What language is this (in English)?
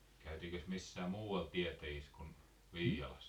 Finnish